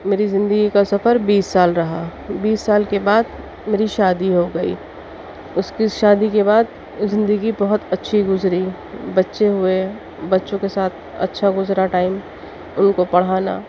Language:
Urdu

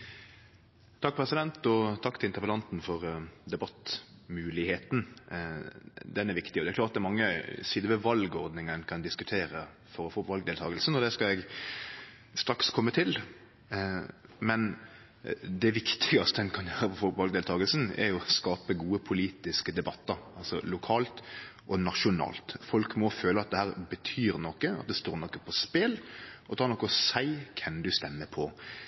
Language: Norwegian Nynorsk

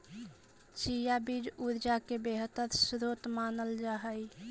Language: Magahi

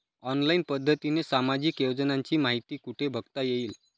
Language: Marathi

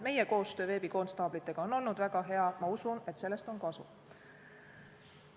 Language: Estonian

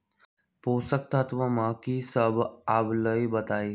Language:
Magahi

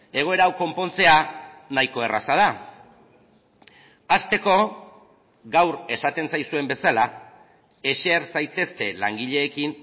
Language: Basque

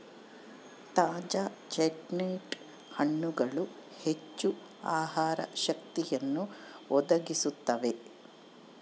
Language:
Kannada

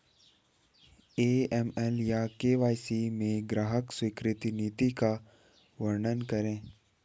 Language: Hindi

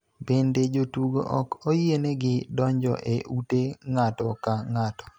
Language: Luo (Kenya and Tanzania)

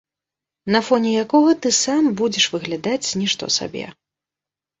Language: Belarusian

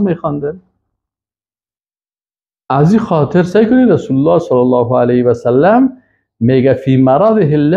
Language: Persian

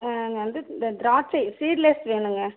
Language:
Tamil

